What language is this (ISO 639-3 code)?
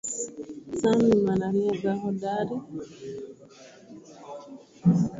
swa